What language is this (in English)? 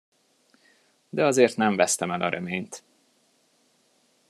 Hungarian